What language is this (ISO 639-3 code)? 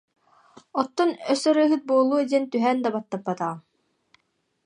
sah